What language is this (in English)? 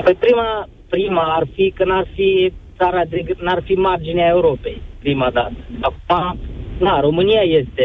Romanian